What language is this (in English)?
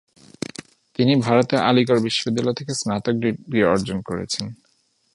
Bangla